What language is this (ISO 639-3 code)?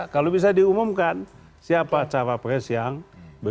ind